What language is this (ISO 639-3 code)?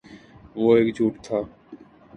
urd